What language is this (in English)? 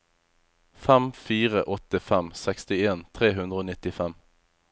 Norwegian